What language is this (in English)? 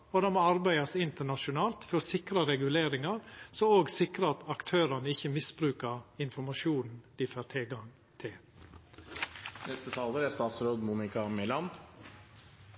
Norwegian Nynorsk